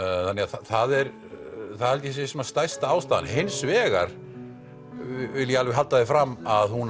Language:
Icelandic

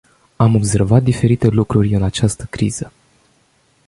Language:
Romanian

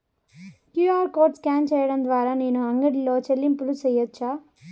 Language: Telugu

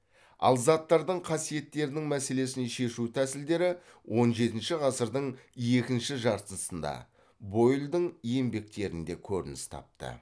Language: Kazakh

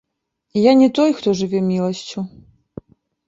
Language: Belarusian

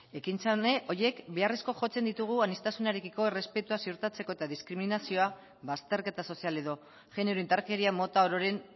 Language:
Basque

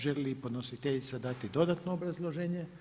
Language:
Croatian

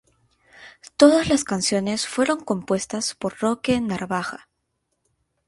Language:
Spanish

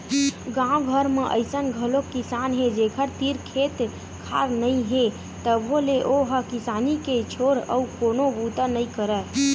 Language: Chhattisgarhi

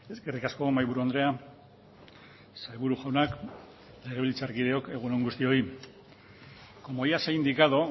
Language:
Basque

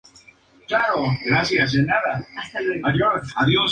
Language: Spanish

